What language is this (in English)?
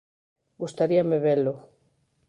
Galician